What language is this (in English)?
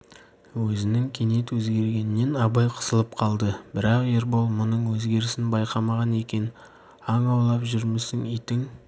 Kazakh